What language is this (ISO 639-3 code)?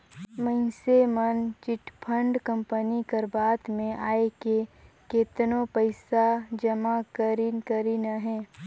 hne